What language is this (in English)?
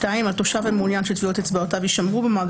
Hebrew